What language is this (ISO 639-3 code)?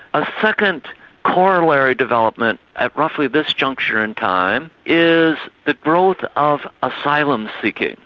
eng